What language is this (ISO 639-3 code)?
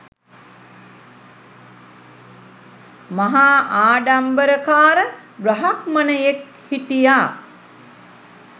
sin